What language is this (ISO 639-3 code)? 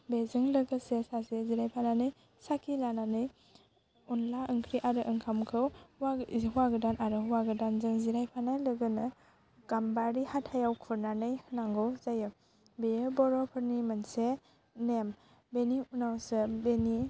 brx